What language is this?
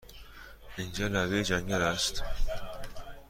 Persian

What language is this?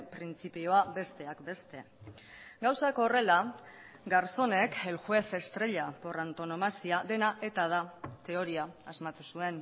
Basque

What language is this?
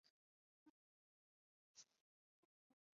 Chinese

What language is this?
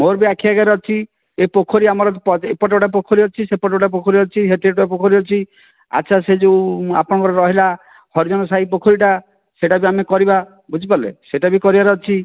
Odia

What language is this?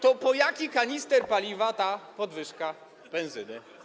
Polish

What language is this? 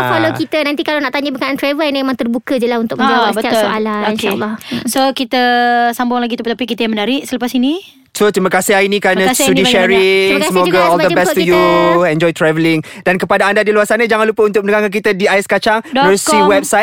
Malay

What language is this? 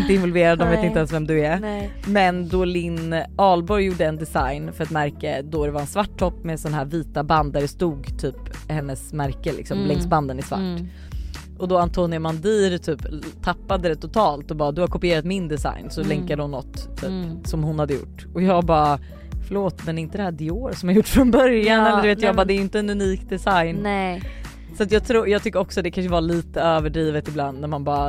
Swedish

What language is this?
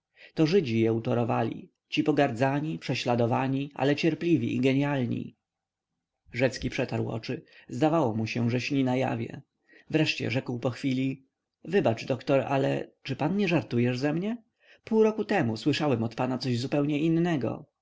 Polish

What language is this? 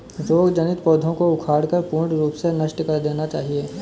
Hindi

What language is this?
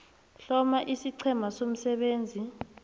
South Ndebele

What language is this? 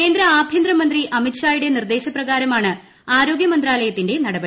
Malayalam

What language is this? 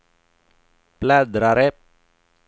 Swedish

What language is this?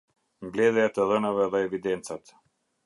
Albanian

